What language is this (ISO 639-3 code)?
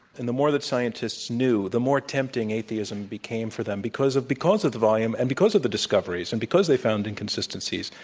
eng